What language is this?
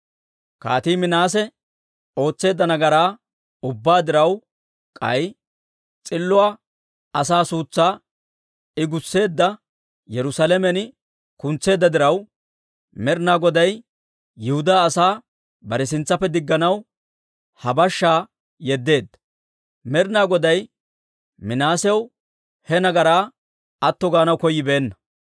Dawro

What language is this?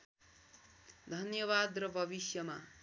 Nepali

